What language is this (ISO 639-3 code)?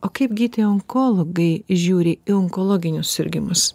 lit